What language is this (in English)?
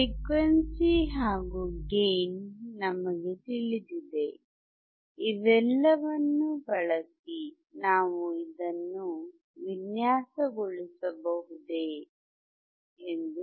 Kannada